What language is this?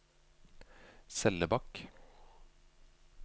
Norwegian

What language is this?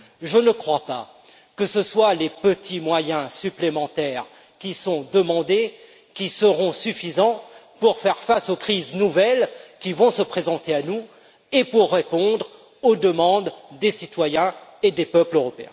French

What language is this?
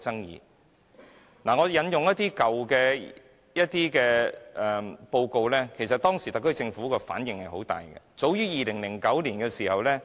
Cantonese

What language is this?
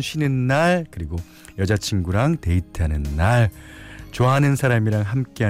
Korean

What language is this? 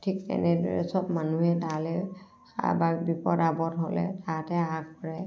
Assamese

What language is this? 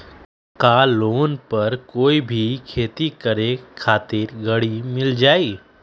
Magahi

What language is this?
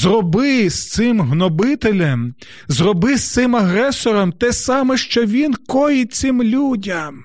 Ukrainian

